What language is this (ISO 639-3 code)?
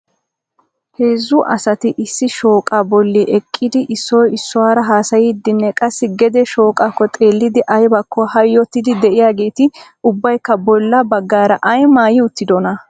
wal